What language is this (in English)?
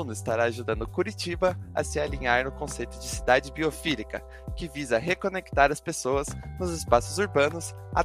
Portuguese